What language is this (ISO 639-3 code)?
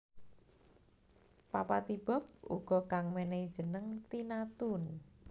jav